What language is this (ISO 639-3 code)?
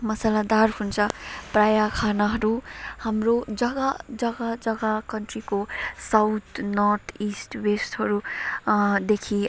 nep